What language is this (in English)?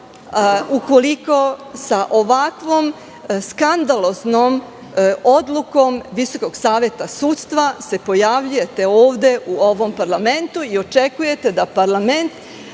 Serbian